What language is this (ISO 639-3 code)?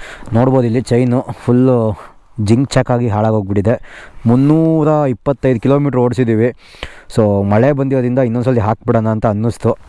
kan